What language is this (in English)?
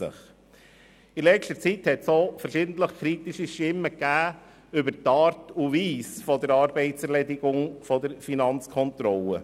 Swiss German